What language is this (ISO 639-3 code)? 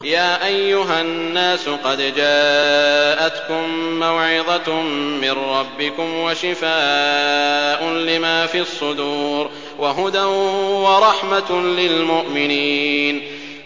ara